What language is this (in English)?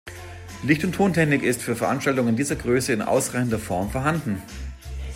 German